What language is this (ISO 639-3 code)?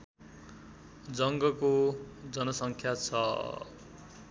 nep